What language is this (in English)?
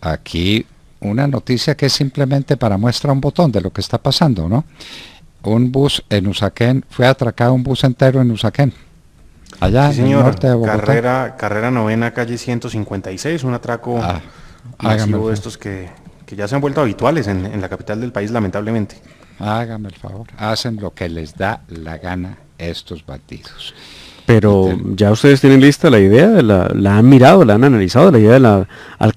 Spanish